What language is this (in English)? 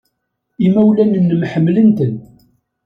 Kabyle